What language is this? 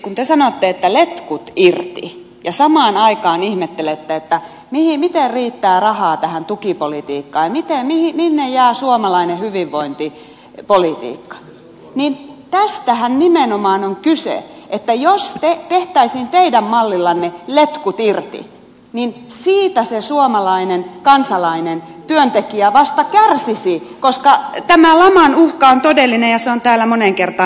Finnish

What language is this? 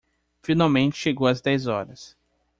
Portuguese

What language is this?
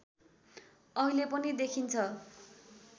Nepali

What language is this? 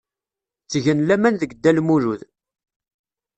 Kabyle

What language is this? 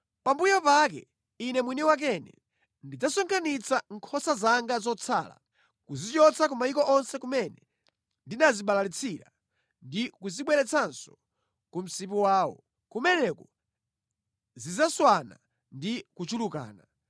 Nyanja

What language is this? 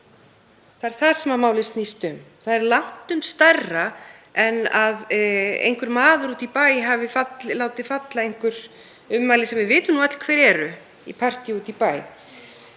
Icelandic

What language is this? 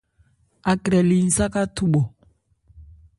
Ebrié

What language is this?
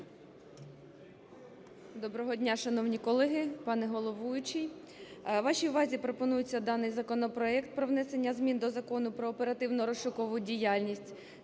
Ukrainian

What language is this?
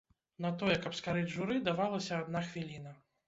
Belarusian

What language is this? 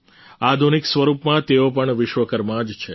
Gujarati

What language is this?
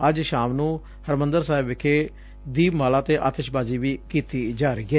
Punjabi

